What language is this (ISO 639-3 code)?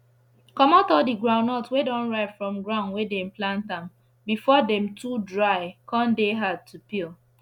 pcm